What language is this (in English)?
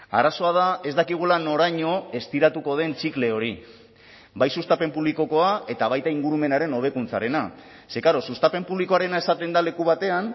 Basque